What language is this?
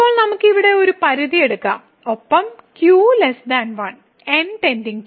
Malayalam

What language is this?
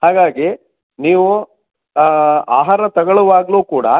Kannada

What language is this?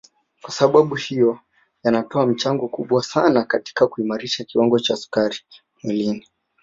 Swahili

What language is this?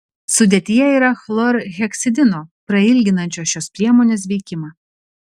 Lithuanian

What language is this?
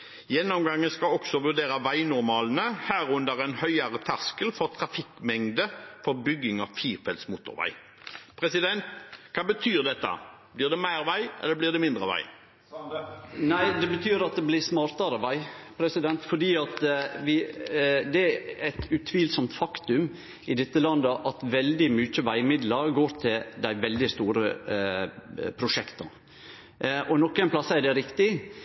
Norwegian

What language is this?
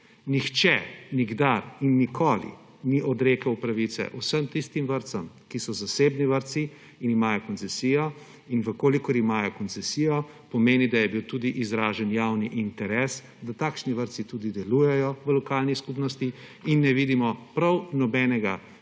Slovenian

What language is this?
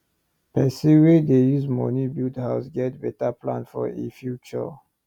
Nigerian Pidgin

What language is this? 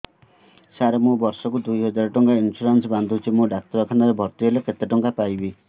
Odia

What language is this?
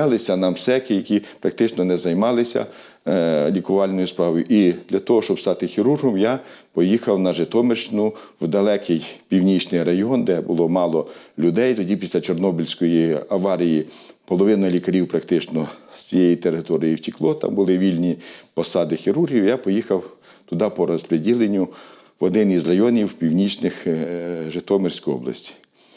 Ukrainian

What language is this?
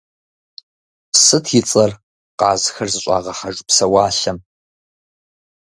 Kabardian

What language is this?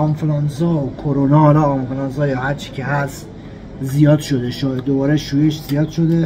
Persian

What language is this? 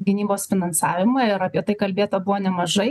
Lithuanian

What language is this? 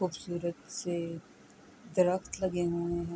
Urdu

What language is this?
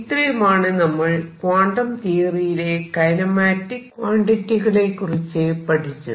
Malayalam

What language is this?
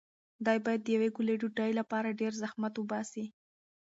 Pashto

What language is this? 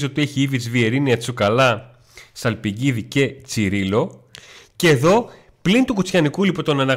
Greek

